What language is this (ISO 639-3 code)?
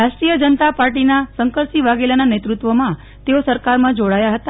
guj